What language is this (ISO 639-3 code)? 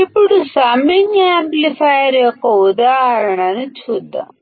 tel